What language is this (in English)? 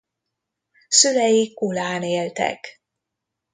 Hungarian